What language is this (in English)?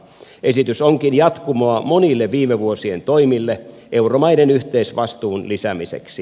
Finnish